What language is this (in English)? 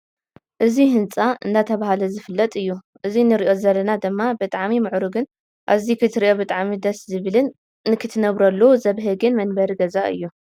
Tigrinya